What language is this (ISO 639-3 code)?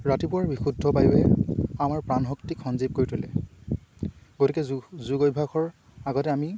asm